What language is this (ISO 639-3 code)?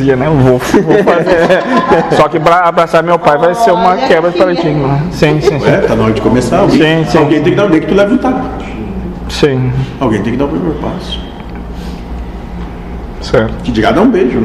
por